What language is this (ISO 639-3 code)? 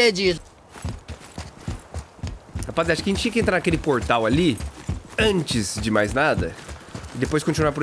por